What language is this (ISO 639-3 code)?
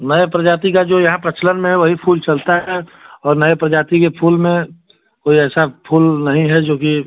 hin